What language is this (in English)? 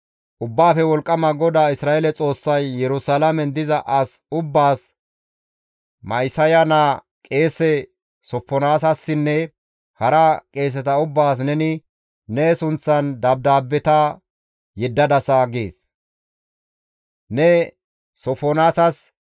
Gamo